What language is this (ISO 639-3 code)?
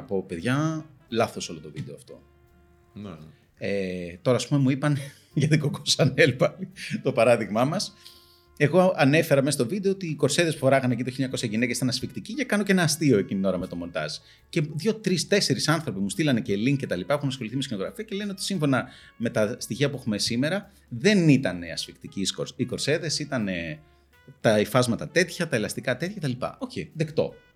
ell